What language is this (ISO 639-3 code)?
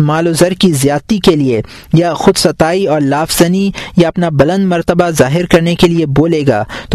urd